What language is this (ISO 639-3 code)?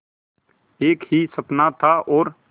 hin